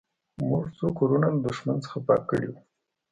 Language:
Pashto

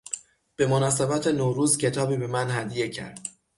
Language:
Persian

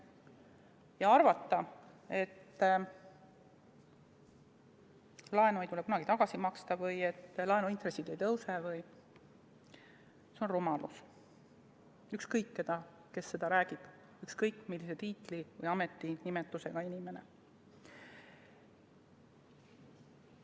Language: Estonian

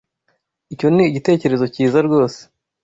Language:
Kinyarwanda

